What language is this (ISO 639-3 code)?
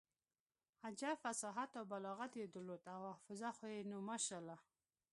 pus